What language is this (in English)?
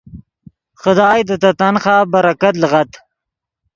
Yidgha